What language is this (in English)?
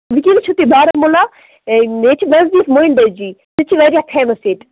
Kashmiri